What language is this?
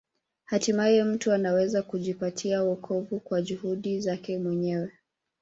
Swahili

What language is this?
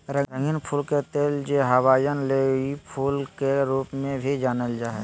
Magahi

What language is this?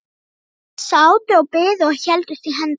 Icelandic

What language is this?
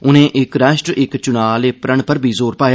Dogri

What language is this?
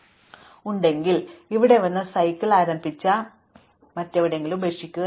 Malayalam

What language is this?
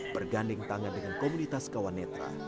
Indonesian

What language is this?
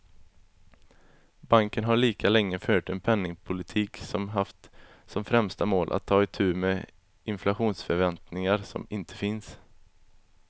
Swedish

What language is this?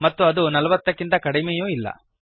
Kannada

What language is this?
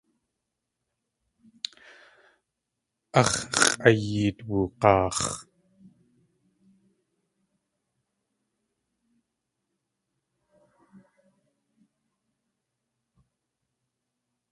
Tlingit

